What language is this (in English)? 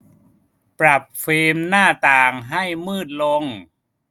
Thai